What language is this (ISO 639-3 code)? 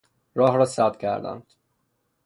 fas